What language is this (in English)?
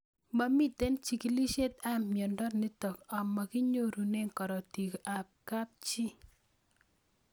Kalenjin